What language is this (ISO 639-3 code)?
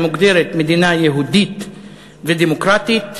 heb